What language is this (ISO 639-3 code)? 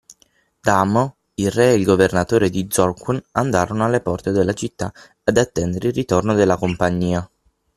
ita